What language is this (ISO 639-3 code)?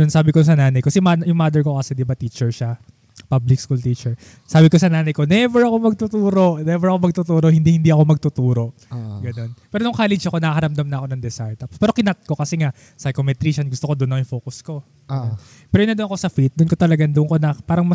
fil